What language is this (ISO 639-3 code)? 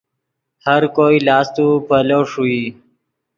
ydg